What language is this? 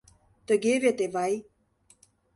Mari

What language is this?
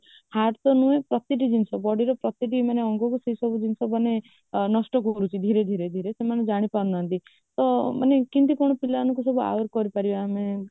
Odia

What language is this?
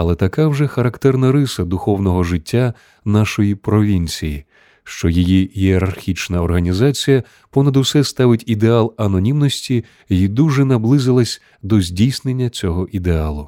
Ukrainian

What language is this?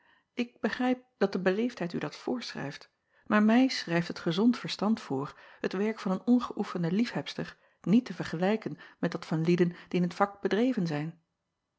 Dutch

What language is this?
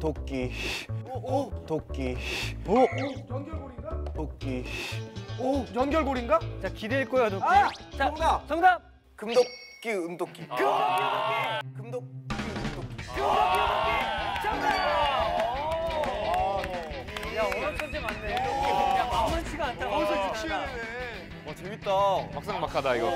Korean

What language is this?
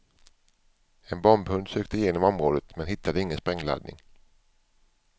Swedish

